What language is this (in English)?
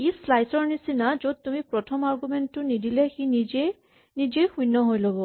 Assamese